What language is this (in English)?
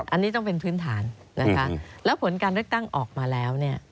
Thai